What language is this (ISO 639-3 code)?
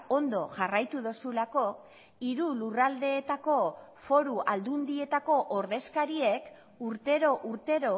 eus